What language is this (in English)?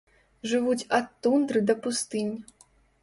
Belarusian